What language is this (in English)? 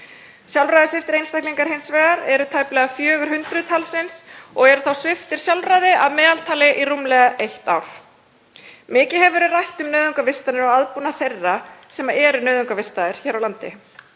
Icelandic